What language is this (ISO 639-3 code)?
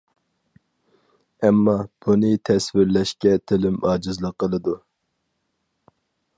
uig